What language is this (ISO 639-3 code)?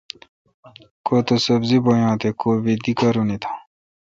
xka